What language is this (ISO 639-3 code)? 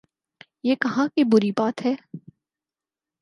urd